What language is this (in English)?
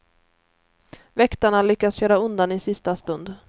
Swedish